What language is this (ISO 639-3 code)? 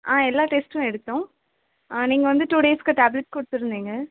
tam